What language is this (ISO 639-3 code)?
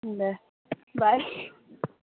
asm